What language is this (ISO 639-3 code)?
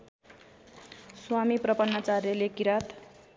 nep